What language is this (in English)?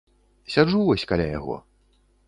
Belarusian